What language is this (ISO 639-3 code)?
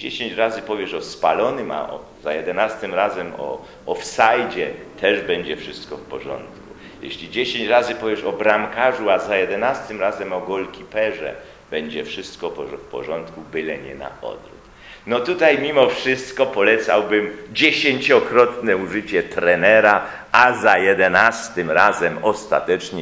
pol